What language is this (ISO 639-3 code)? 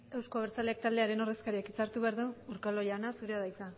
eus